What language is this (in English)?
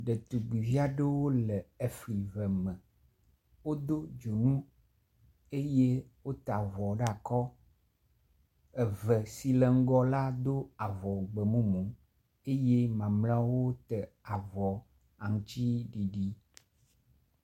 Ewe